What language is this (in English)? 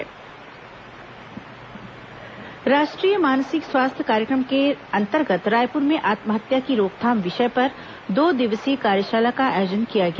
Hindi